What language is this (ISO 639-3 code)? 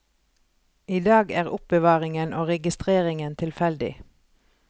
nor